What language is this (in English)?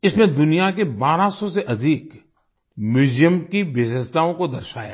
Hindi